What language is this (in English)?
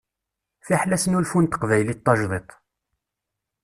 Kabyle